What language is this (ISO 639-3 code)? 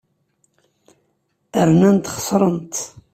kab